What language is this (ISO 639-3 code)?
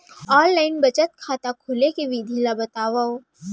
hne